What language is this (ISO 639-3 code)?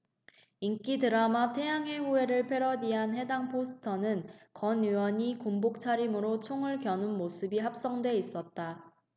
kor